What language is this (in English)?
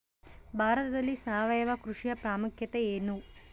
Kannada